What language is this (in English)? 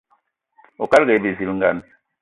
Eton (Cameroon)